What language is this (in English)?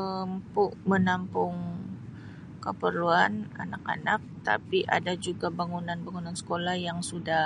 Sabah Malay